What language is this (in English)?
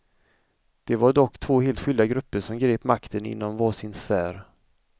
Swedish